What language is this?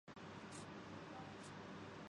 Urdu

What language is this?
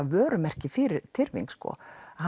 Icelandic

